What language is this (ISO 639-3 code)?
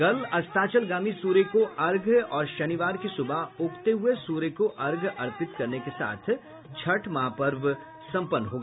hin